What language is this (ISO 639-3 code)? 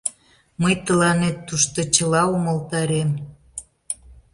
chm